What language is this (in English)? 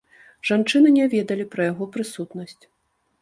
Belarusian